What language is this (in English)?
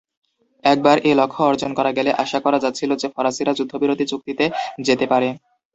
Bangla